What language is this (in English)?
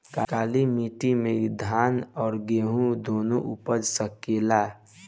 Bhojpuri